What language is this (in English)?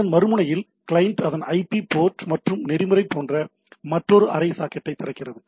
Tamil